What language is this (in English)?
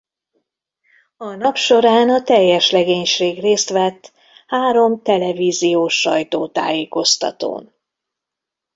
Hungarian